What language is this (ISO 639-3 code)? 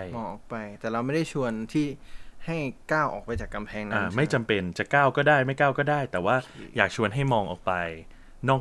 tha